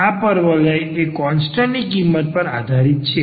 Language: Gujarati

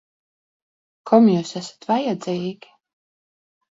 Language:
Latvian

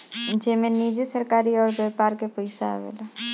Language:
Bhojpuri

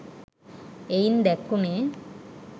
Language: Sinhala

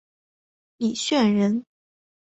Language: Chinese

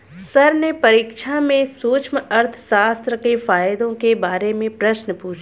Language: Hindi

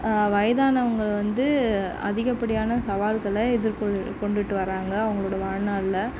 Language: Tamil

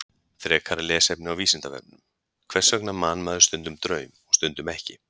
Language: Icelandic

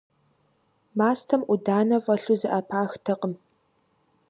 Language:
Kabardian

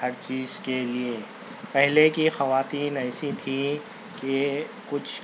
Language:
Urdu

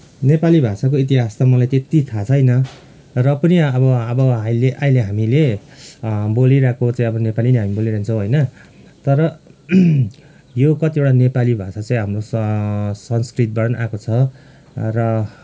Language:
Nepali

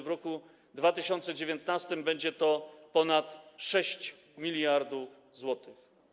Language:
Polish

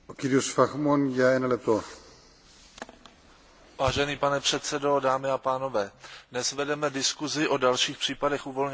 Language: Czech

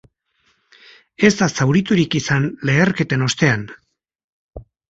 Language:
Basque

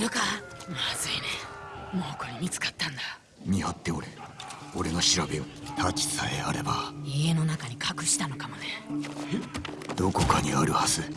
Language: Japanese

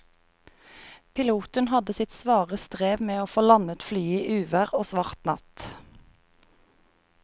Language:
Norwegian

